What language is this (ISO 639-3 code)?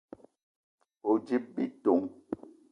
eto